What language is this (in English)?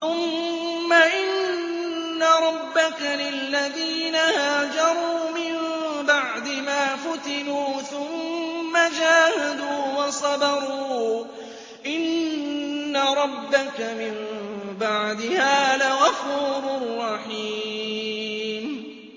Arabic